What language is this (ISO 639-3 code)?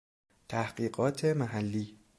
fas